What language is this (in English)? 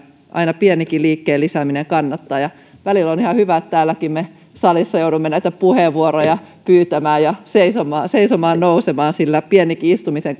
Finnish